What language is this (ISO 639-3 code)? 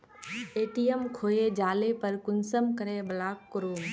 mag